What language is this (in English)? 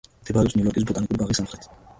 Georgian